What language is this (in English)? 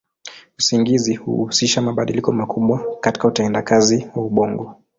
Swahili